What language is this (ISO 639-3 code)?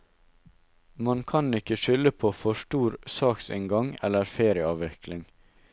nor